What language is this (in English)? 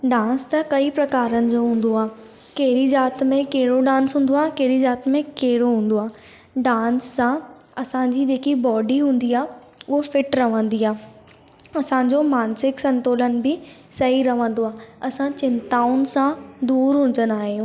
Sindhi